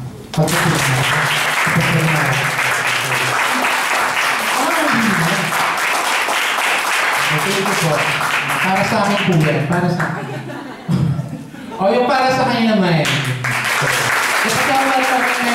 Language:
Filipino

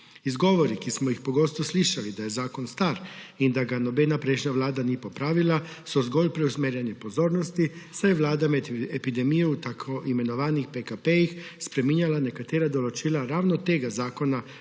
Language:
Slovenian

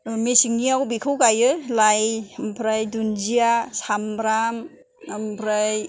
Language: Bodo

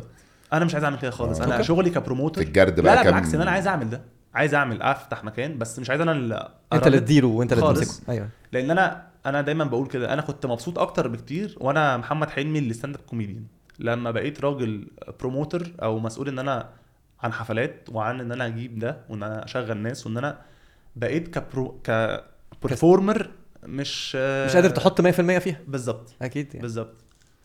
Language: Arabic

